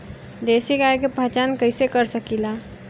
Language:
Bhojpuri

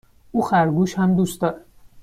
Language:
Persian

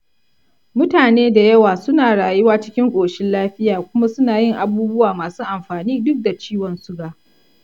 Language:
Hausa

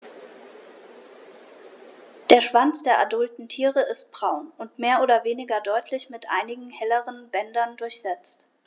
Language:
German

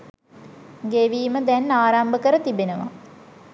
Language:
Sinhala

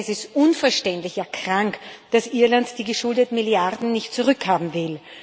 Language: German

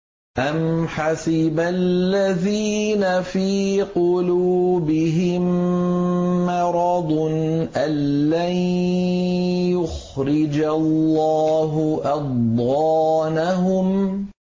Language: Arabic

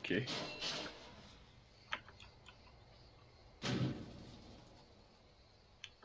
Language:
Turkish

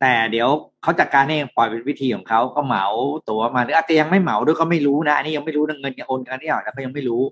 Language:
Thai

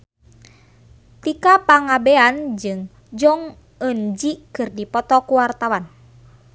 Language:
Sundanese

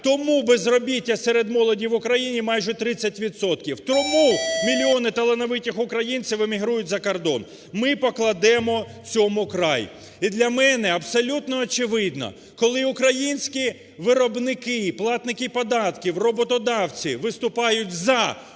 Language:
Ukrainian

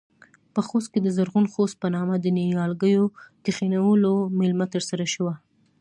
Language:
Pashto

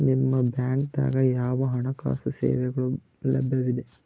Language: Kannada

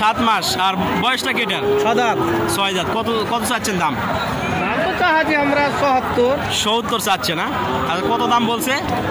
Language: Romanian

